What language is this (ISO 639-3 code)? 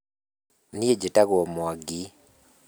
kik